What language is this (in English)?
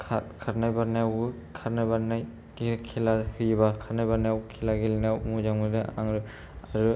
Bodo